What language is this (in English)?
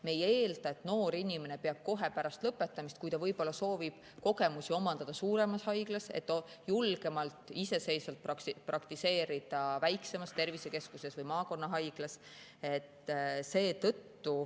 Estonian